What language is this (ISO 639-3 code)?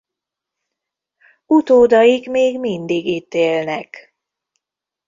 hun